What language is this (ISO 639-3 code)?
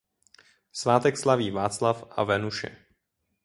ces